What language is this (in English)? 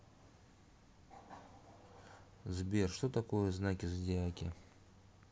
Russian